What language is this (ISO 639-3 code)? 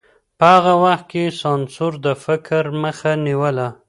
pus